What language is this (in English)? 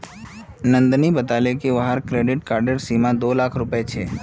Magahi